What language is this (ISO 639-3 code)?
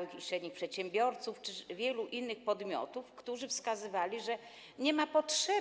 pol